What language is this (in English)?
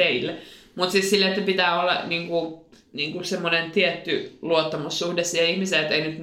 Finnish